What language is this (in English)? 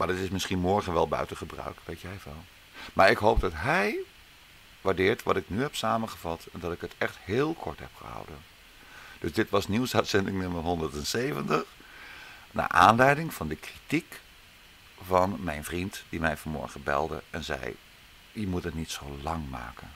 Dutch